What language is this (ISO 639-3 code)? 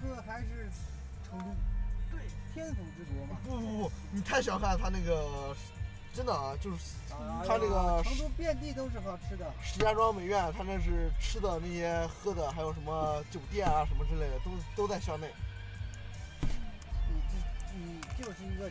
zho